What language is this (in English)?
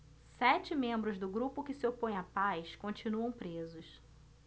Portuguese